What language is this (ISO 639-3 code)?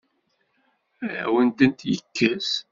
kab